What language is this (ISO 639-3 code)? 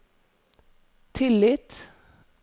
nor